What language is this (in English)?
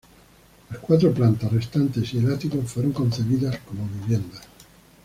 Spanish